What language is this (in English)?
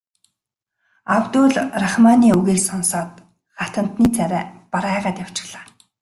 Mongolian